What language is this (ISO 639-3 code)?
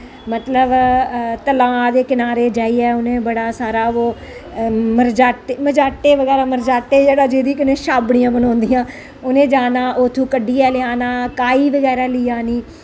doi